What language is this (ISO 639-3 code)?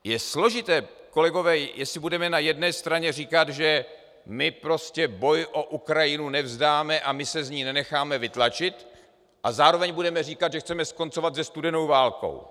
ces